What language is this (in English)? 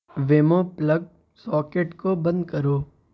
Urdu